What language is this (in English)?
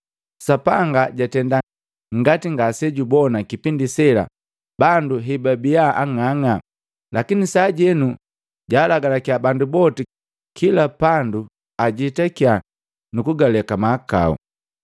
Matengo